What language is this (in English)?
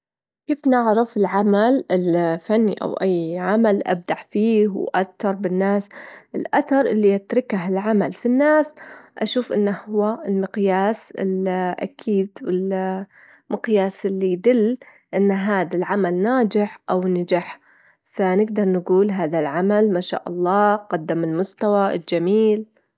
Gulf Arabic